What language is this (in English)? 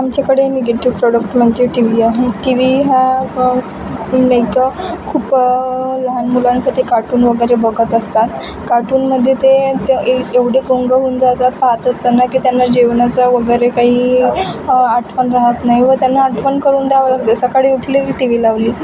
Marathi